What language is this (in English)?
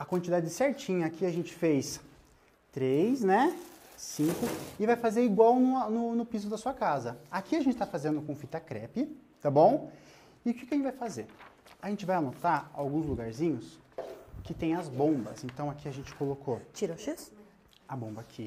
Portuguese